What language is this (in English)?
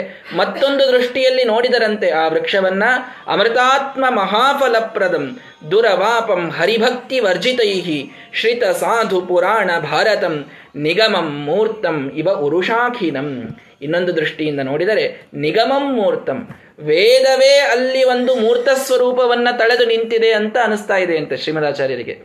Kannada